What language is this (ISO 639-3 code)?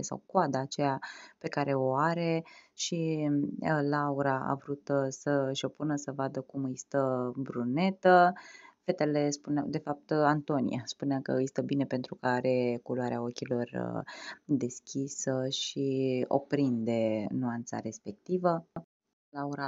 ron